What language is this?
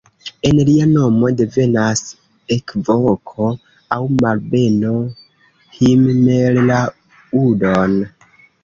Esperanto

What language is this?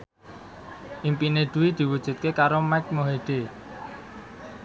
Javanese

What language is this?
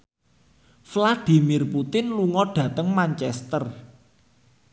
Javanese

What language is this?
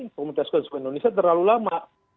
Indonesian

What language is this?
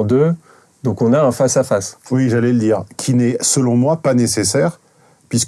French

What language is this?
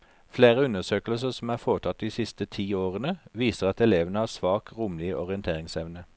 Norwegian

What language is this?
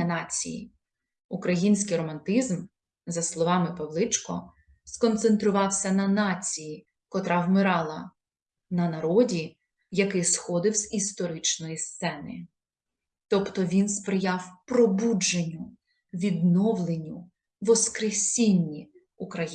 Ukrainian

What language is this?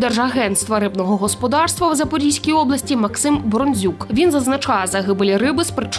Ukrainian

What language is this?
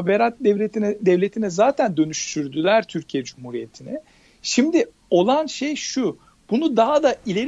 Turkish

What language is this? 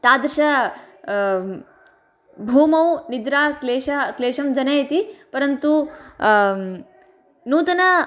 Sanskrit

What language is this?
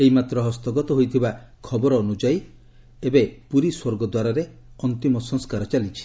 Odia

